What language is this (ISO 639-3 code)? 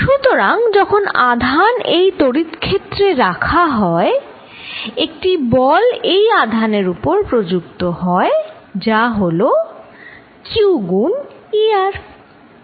ben